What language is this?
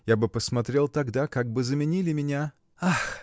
Russian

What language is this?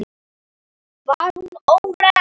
Icelandic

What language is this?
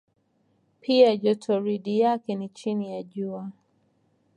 Swahili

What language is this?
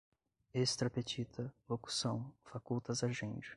Portuguese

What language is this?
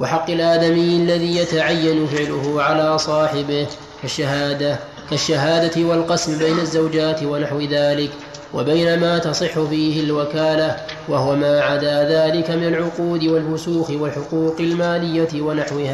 Arabic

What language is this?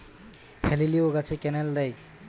Bangla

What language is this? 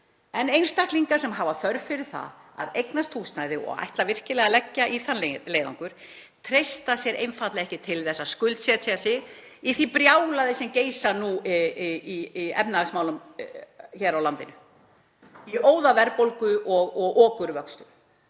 Icelandic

